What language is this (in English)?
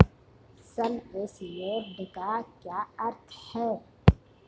Hindi